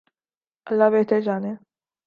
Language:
Urdu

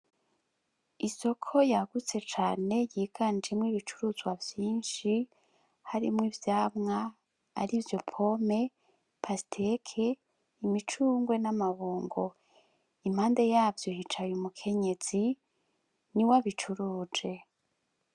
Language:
Rundi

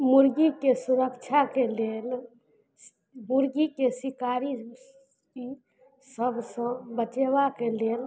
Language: Maithili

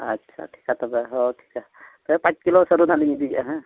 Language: Santali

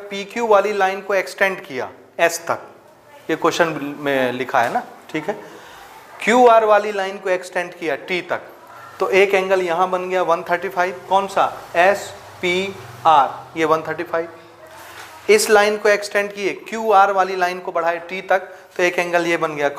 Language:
Hindi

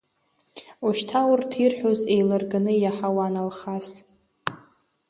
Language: Abkhazian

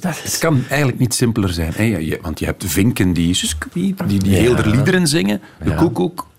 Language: Dutch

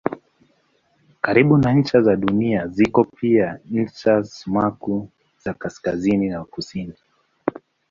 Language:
Swahili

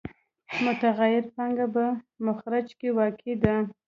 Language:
Pashto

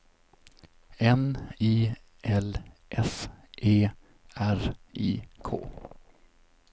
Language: Swedish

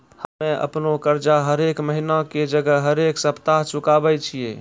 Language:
Maithili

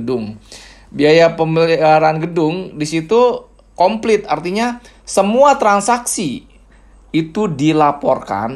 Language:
Indonesian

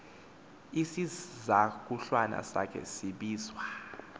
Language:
Xhosa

